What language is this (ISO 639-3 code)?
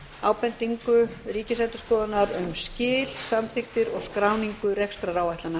isl